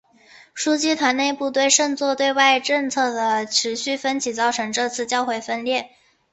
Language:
Chinese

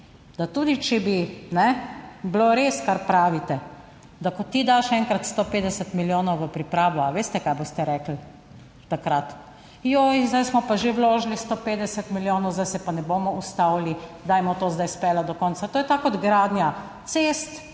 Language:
Slovenian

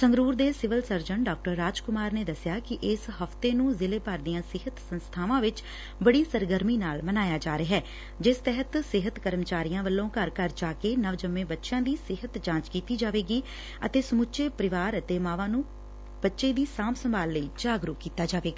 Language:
Punjabi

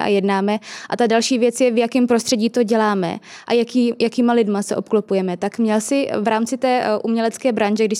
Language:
Czech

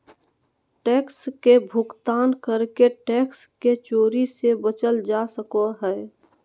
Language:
Magahi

